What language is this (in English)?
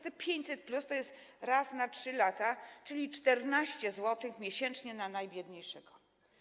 Polish